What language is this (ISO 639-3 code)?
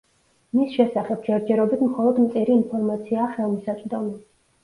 kat